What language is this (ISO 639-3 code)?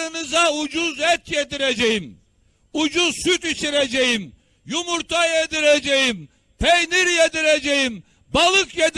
tur